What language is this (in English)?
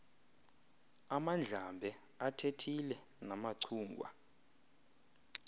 Xhosa